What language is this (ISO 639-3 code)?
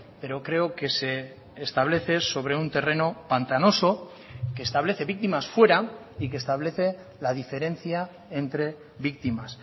spa